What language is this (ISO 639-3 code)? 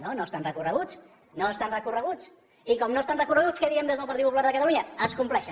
cat